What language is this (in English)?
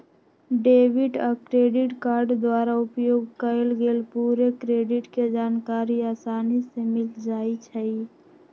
Magahi